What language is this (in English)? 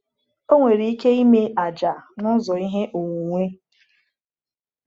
Igbo